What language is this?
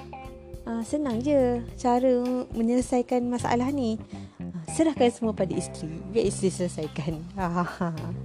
Malay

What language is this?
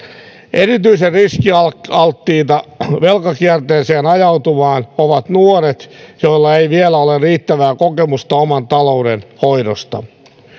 Finnish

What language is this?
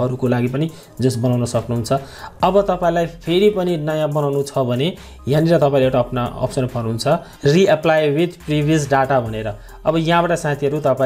Hindi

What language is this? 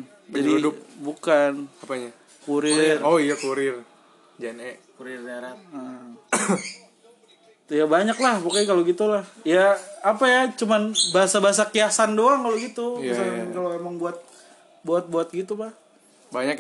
Indonesian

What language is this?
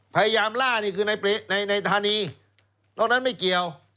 Thai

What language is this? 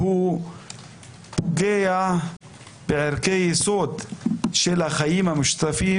Hebrew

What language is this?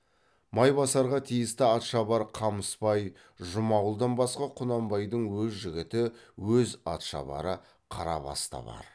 Kazakh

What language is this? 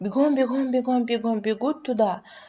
Russian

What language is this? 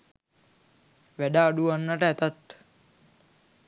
Sinhala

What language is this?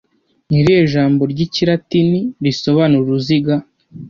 Kinyarwanda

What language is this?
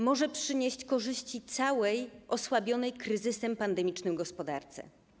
Polish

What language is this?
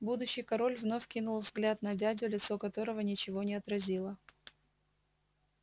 Russian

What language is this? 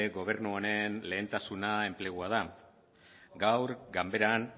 Basque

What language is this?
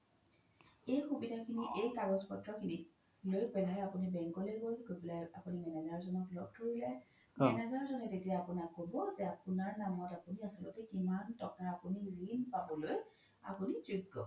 Assamese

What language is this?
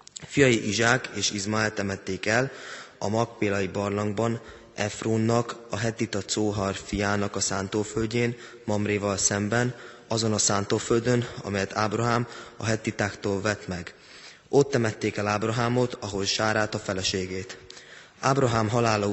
Hungarian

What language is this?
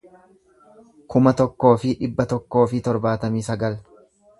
Oromo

